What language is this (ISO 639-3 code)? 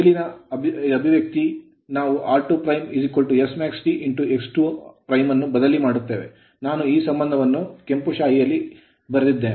kan